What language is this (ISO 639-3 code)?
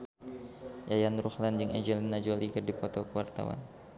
sun